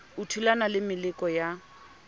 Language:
Southern Sotho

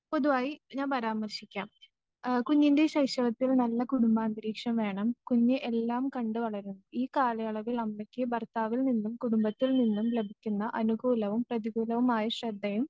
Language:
Malayalam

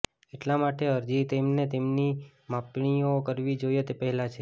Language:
Gujarati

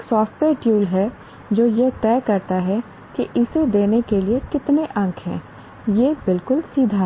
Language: Hindi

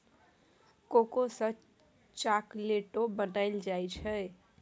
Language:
Maithili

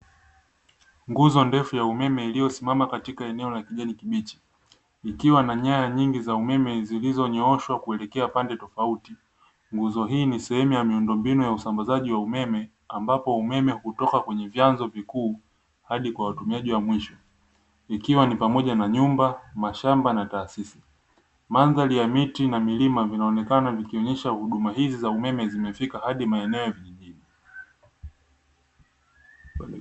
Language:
Swahili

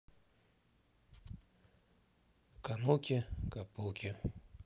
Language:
Russian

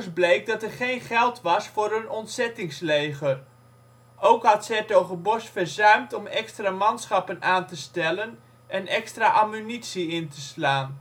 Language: Dutch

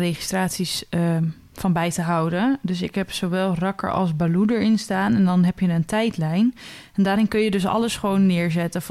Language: Dutch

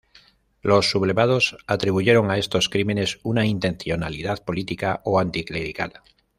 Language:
Spanish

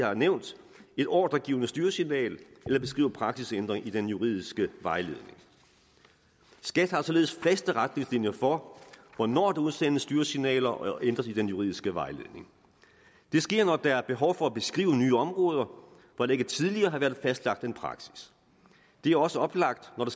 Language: Danish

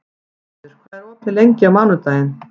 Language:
Icelandic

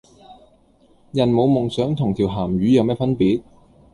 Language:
Cantonese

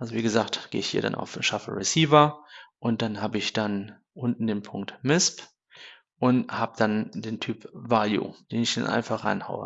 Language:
German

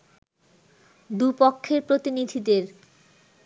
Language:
Bangla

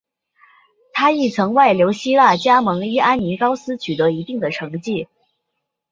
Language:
Chinese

